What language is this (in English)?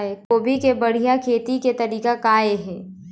Chhattisgarhi